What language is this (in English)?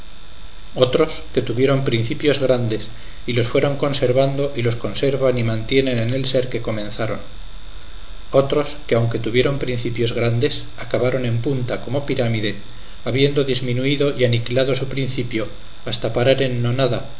Spanish